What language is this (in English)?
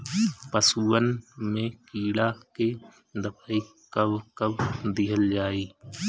Bhojpuri